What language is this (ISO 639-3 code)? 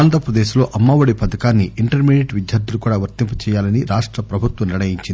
tel